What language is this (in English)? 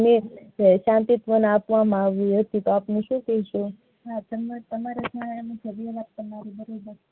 Gujarati